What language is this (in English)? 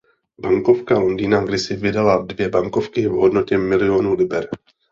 Czech